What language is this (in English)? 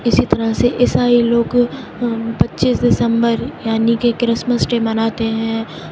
Urdu